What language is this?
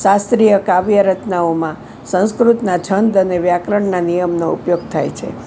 Gujarati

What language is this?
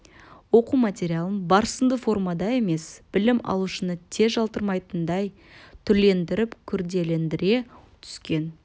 Kazakh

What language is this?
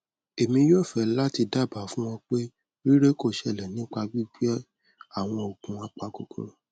Yoruba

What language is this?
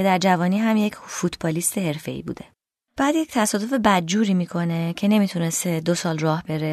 Persian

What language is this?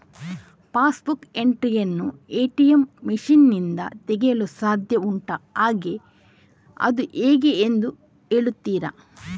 Kannada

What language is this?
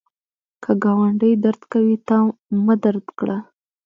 Pashto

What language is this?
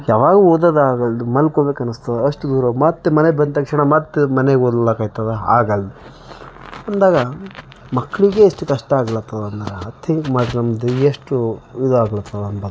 Kannada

